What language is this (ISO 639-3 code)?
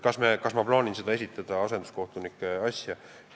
est